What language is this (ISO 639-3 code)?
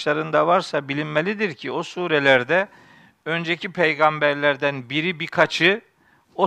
tur